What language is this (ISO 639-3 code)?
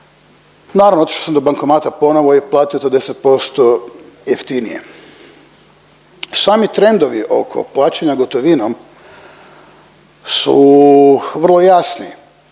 hrv